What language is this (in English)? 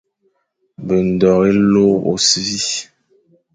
Fang